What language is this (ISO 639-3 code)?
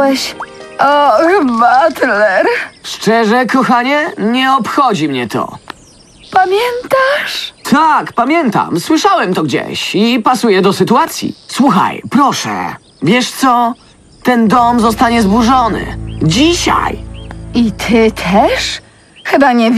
pol